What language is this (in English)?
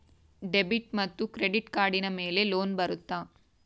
Kannada